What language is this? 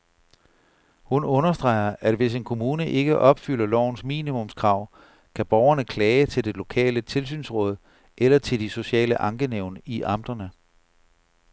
Danish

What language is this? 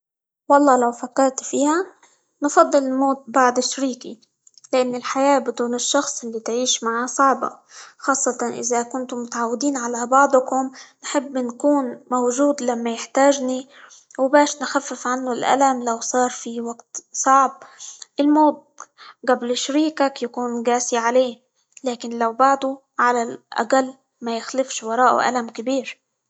Libyan Arabic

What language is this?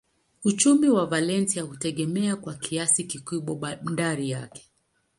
Swahili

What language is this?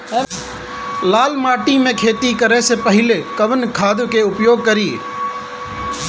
Bhojpuri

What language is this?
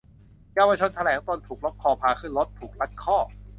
Thai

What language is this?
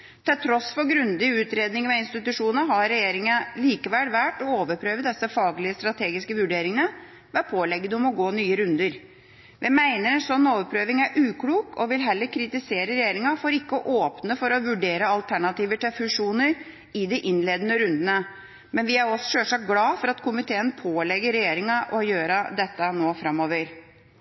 Norwegian Bokmål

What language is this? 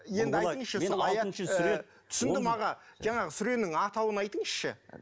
Kazakh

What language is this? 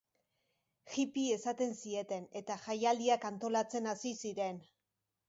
Basque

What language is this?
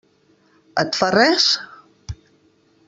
Catalan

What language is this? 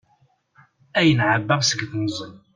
Kabyle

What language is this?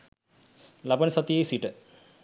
Sinhala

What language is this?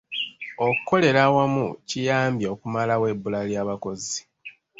Ganda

